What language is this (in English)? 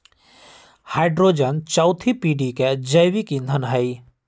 Magahi